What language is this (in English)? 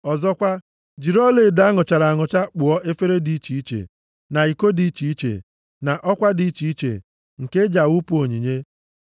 Igbo